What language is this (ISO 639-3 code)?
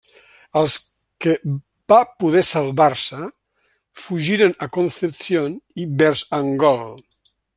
cat